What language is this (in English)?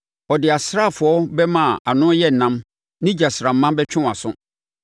Akan